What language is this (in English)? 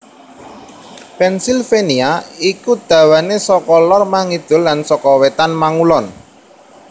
Javanese